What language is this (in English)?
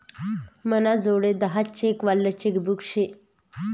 Marathi